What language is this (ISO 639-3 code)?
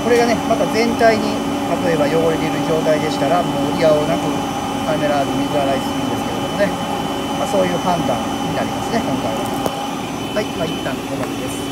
jpn